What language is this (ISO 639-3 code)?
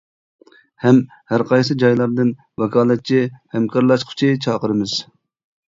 uig